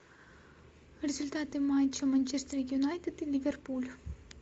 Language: Russian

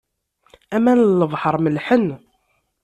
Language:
Kabyle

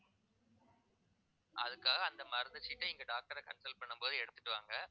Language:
Tamil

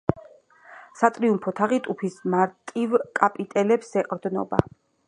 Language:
Georgian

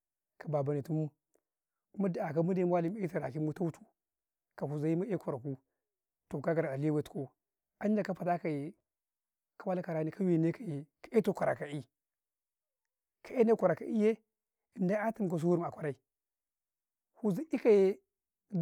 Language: Karekare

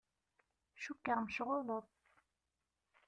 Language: Kabyle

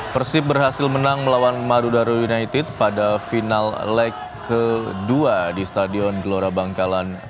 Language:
Indonesian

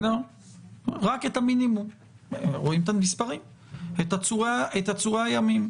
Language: Hebrew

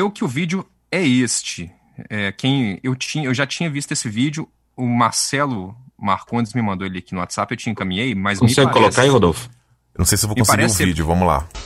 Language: Portuguese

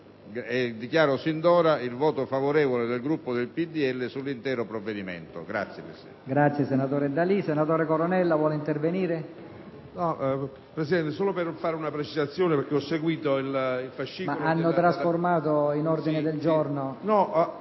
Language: Italian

